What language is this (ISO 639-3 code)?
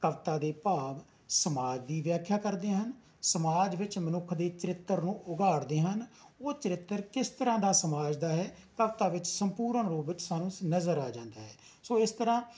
pan